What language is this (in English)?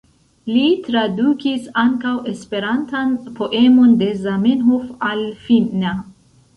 Esperanto